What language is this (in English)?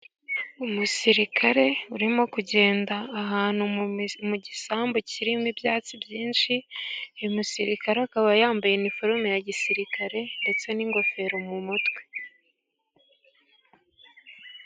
Kinyarwanda